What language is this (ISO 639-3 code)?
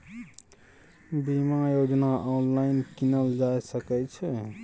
mai